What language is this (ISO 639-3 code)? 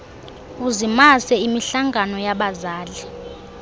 xho